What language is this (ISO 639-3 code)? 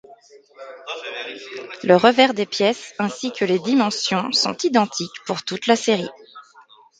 fra